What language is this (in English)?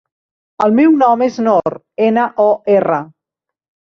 Catalan